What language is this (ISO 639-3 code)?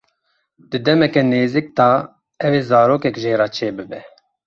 kur